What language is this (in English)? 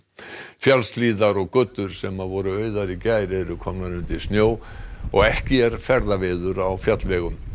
Icelandic